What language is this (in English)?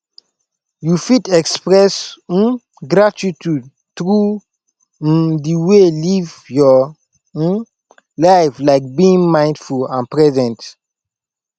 Nigerian Pidgin